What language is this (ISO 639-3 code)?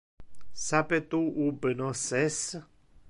ina